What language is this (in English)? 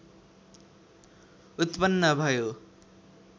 Nepali